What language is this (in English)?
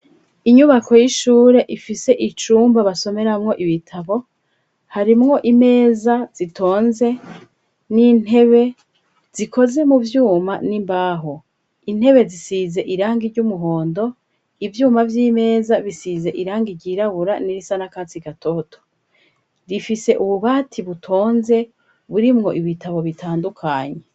Rundi